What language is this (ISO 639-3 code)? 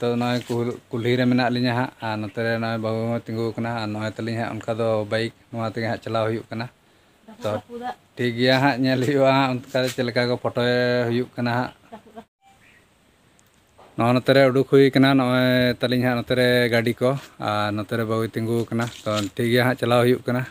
ind